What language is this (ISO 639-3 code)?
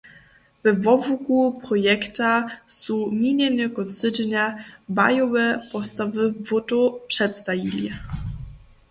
hsb